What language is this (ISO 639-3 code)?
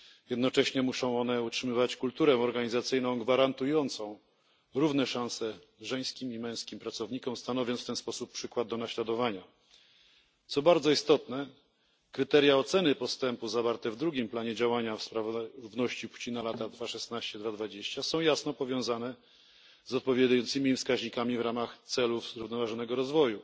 pol